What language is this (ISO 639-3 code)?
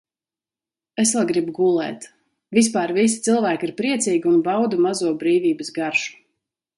lav